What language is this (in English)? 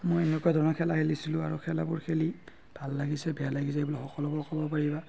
Assamese